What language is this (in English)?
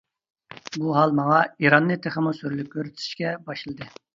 Uyghur